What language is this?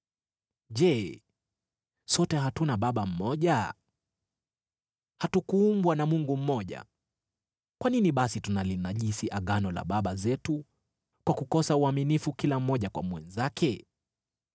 Swahili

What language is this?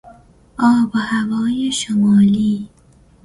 Persian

